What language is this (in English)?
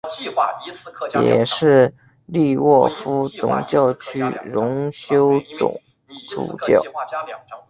Chinese